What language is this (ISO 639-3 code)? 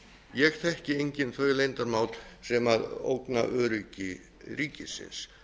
isl